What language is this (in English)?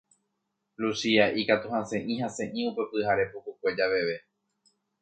Guarani